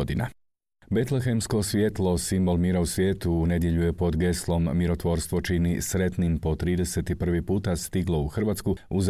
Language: Croatian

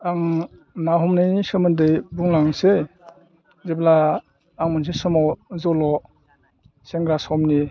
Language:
Bodo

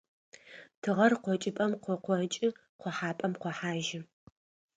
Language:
Adyghe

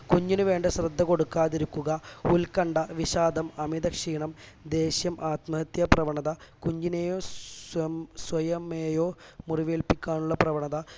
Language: Malayalam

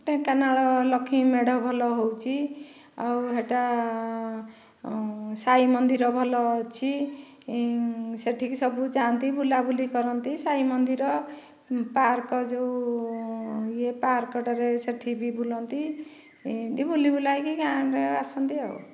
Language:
Odia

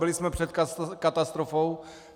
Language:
Czech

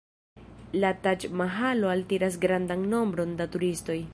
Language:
Esperanto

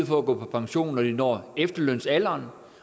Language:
Danish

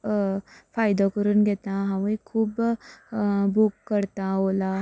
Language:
Konkani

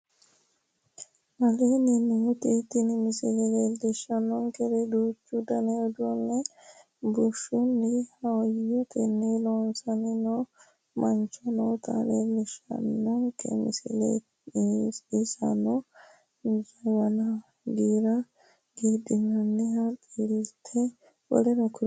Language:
Sidamo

